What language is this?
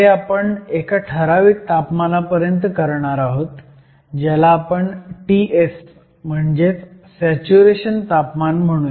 Marathi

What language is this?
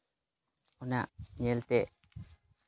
Santali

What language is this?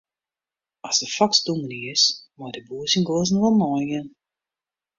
Western Frisian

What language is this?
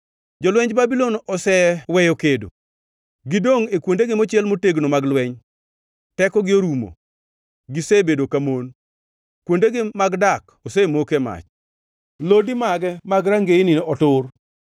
Luo (Kenya and Tanzania)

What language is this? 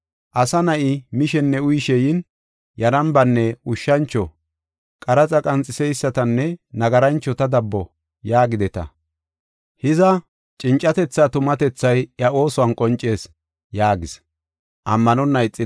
Gofa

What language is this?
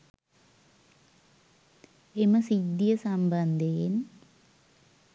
Sinhala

